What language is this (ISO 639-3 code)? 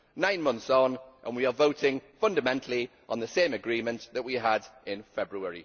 eng